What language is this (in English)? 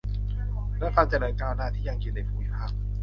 Thai